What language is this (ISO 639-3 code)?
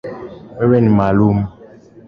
swa